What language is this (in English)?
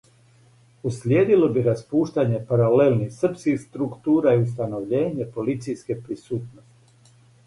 Serbian